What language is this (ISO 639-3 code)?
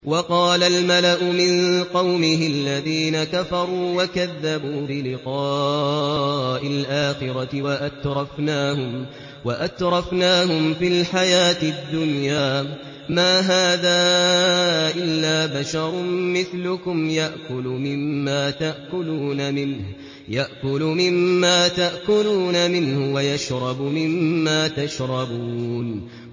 ara